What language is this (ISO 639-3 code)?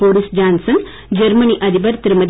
tam